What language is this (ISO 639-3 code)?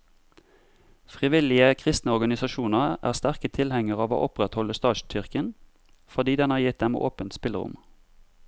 nor